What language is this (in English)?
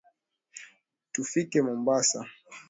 Swahili